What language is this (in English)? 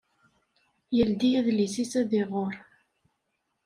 Kabyle